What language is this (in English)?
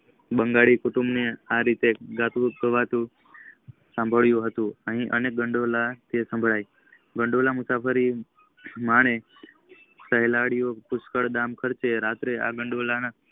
Gujarati